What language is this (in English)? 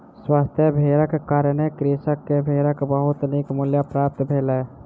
Maithili